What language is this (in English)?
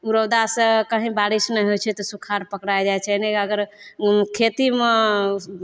Maithili